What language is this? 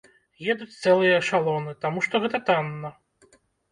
Belarusian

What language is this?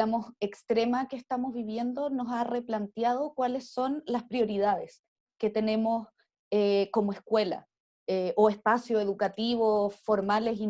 Spanish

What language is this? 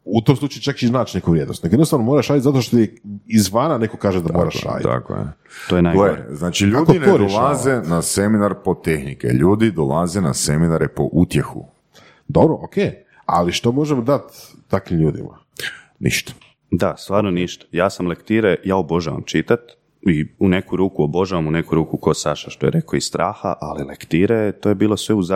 Croatian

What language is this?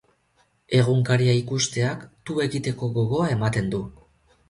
Basque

